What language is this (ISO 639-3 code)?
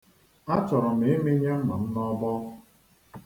ibo